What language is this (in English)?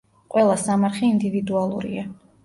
Georgian